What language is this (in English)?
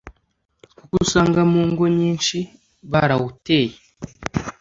Kinyarwanda